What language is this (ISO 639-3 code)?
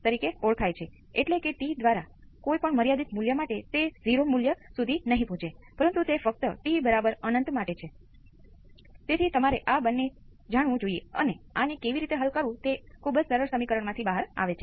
guj